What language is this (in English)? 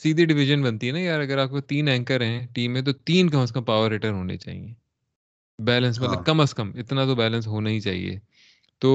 Urdu